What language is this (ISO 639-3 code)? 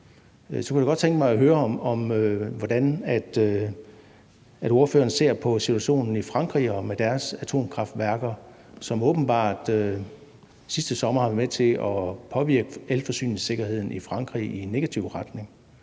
dan